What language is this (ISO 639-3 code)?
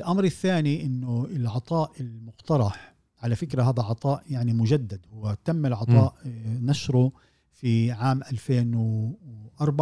ara